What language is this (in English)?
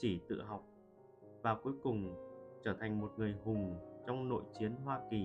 Vietnamese